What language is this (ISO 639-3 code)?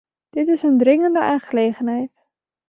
nld